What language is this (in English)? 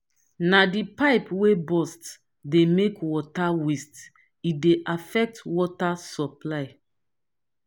Nigerian Pidgin